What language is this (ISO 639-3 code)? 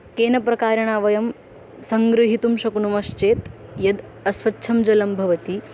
san